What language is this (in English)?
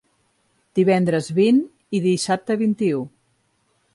Catalan